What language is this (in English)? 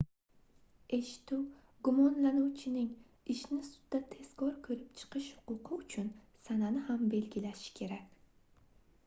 Uzbek